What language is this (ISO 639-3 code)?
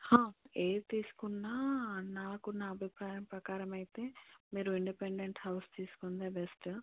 tel